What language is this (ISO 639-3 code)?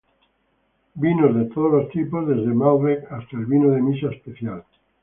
spa